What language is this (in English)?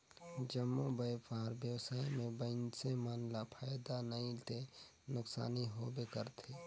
Chhattisgarhi